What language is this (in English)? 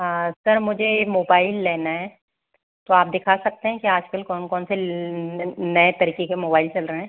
Hindi